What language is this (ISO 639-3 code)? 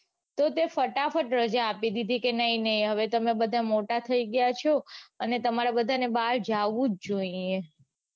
guj